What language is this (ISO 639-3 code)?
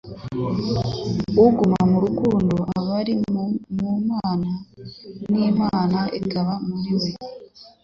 kin